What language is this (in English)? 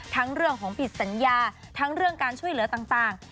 Thai